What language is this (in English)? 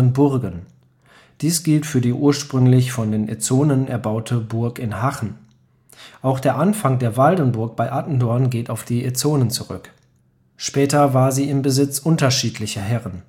German